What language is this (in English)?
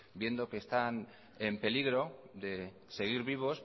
Spanish